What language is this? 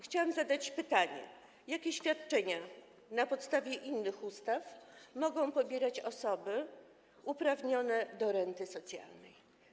Polish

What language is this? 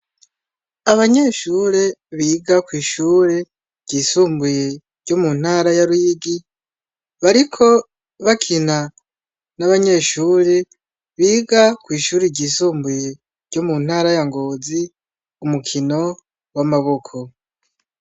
Rundi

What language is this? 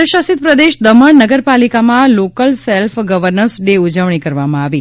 Gujarati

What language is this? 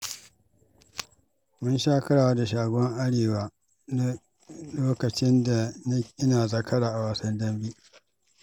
Hausa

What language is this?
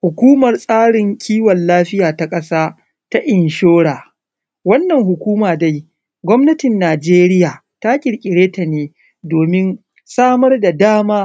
Hausa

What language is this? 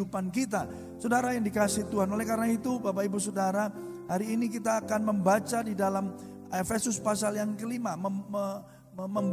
Indonesian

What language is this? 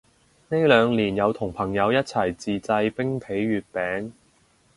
Cantonese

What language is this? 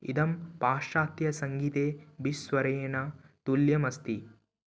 Sanskrit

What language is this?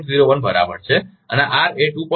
Gujarati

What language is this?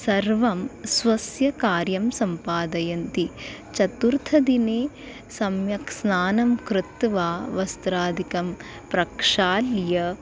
Sanskrit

